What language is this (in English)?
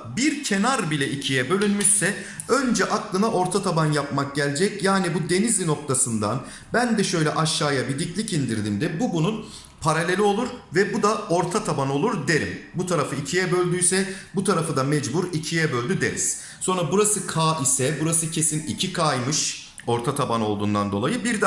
Turkish